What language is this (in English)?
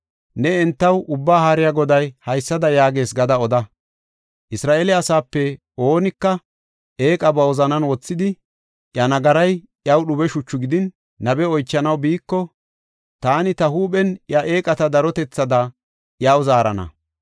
Gofa